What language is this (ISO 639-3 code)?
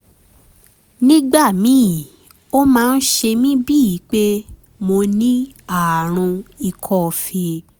yor